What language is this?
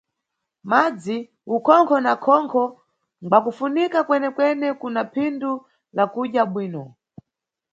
Nyungwe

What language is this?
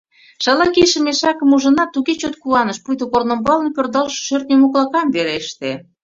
Mari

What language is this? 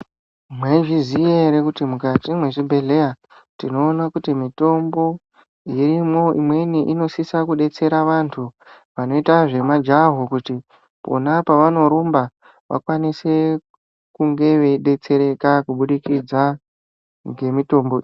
Ndau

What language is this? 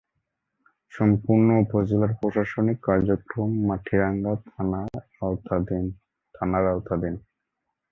Bangla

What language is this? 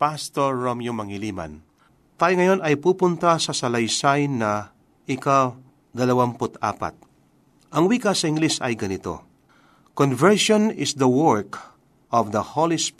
Filipino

